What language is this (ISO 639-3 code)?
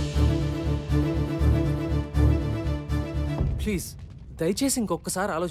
tel